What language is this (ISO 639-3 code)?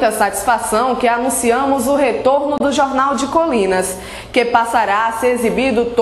por